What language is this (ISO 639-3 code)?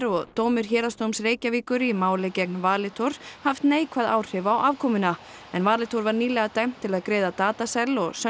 isl